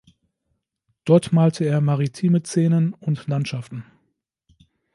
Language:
German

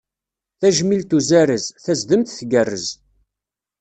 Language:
Kabyle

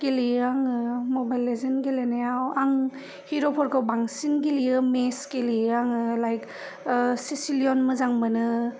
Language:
Bodo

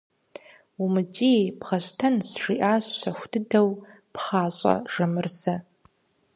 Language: Kabardian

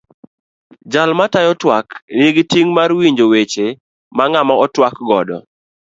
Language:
Luo (Kenya and Tanzania)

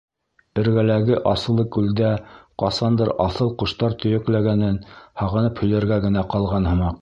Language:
Bashkir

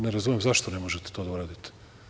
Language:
Serbian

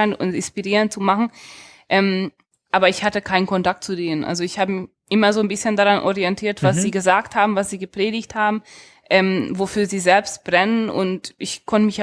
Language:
German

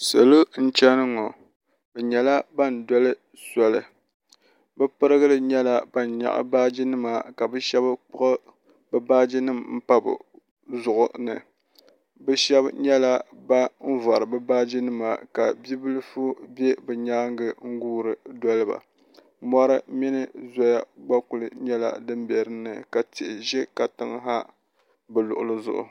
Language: Dagbani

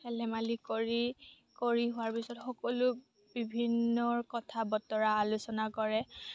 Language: Assamese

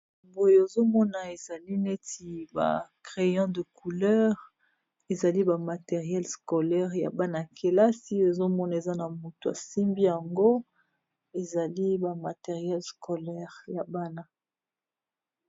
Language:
Lingala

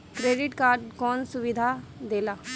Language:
Bhojpuri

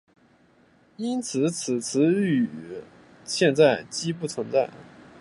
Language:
Chinese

